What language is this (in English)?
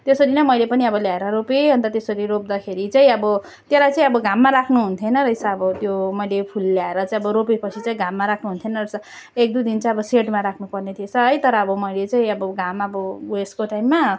Nepali